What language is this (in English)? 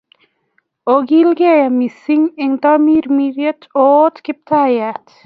Kalenjin